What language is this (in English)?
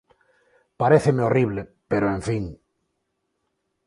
Galician